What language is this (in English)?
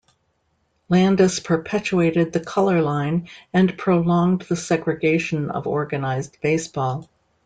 English